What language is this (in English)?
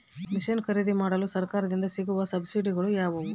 Kannada